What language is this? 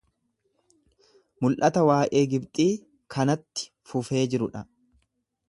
Oromo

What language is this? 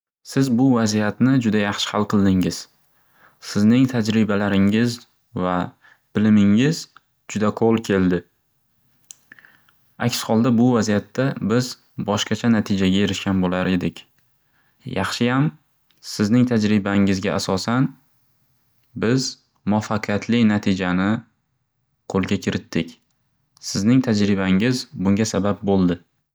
Uzbek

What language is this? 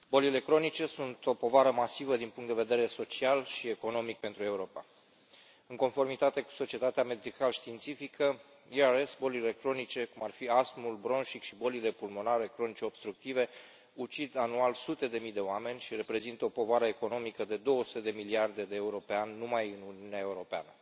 Romanian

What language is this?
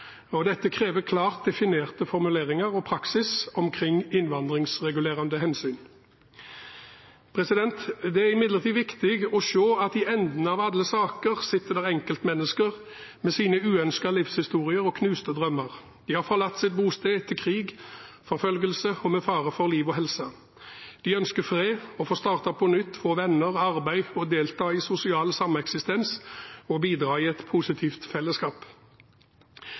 Norwegian Bokmål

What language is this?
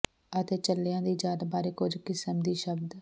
Punjabi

